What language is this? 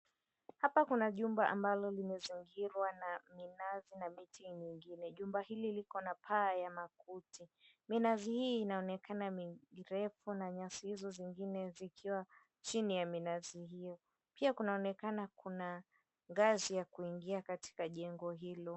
Swahili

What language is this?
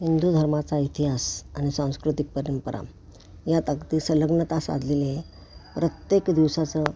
Marathi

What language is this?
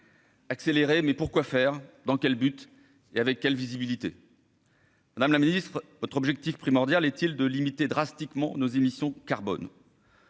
French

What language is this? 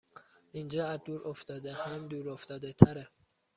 Persian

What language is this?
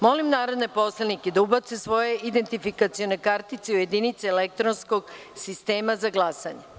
Serbian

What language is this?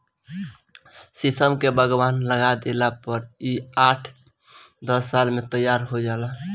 Bhojpuri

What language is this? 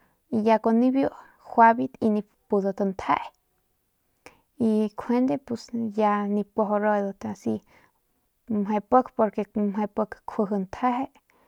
Northern Pame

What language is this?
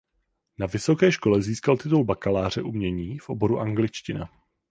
Czech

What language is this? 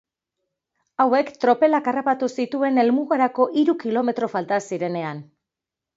Basque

